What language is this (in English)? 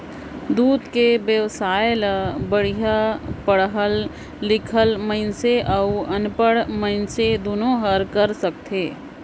Chhattisgarhi